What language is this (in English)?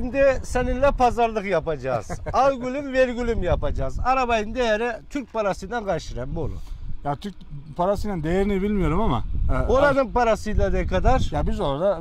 Turkish